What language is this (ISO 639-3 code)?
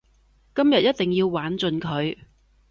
yue